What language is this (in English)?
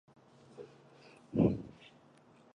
Chinese